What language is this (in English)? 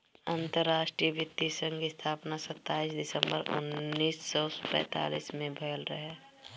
Bhojpuri